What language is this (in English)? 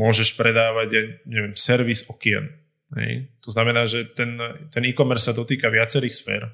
Slovak